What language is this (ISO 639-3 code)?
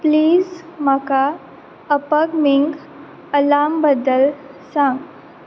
kok